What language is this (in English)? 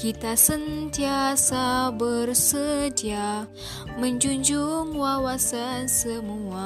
Malay